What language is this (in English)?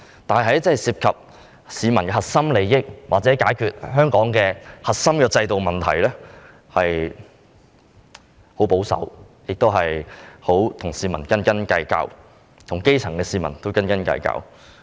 Cantonese